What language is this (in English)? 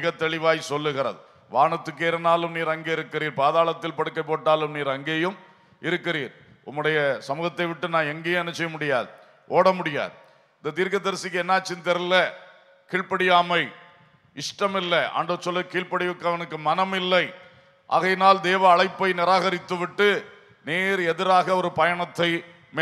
Tamil